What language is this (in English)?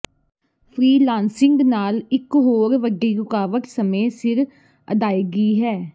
Punjabi